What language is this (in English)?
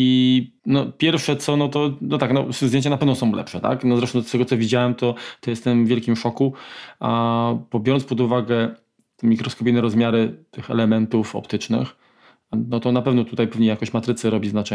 Polish